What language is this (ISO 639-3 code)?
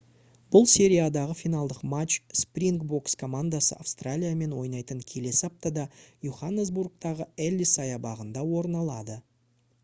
kaz